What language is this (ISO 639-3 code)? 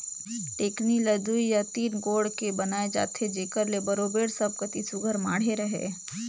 hne